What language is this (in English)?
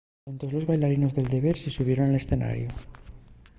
Asturian